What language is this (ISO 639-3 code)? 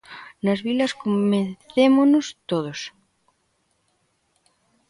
glg